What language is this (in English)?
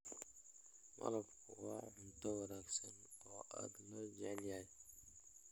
Somali